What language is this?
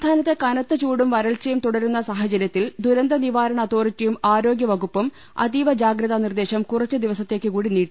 Malayalam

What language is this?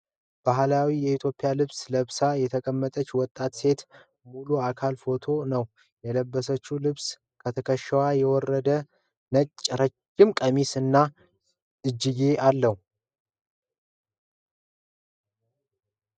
Amharic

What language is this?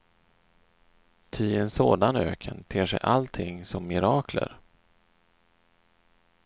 Swedish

